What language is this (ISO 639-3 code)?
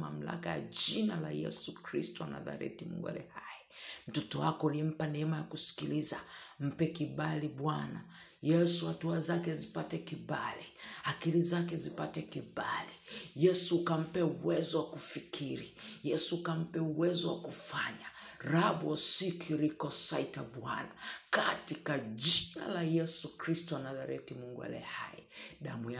swa